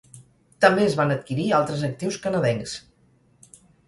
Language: Catalan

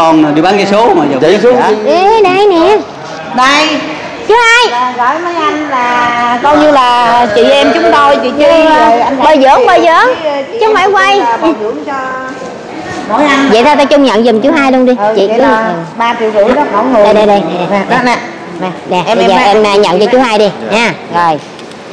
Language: Vietnamese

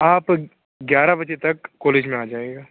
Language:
Urdu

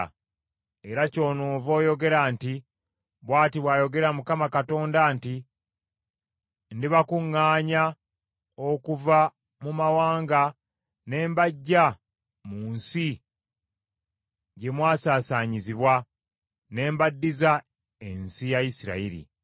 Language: Ganda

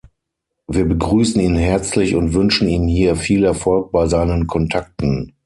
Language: German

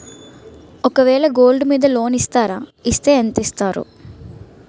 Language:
Telugu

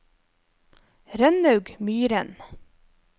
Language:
Norwegian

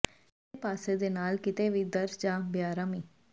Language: Punjabi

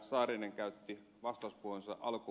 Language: Finnish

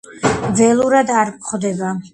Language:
Georgian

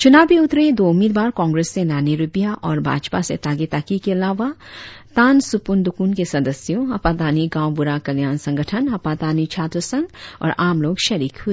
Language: Hindi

